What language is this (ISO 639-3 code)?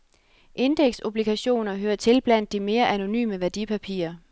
dan